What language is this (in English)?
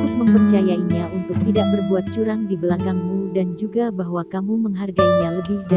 Indonesian